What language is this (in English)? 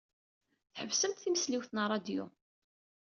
Kabyle